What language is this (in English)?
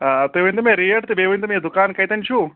Kashmiri